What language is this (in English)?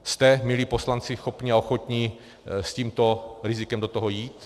Czech